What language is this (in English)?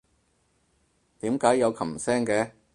Cantonese